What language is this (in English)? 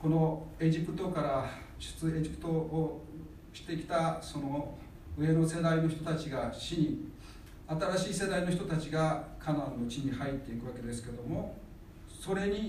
Japanese